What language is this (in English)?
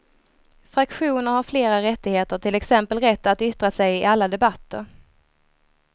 Swedish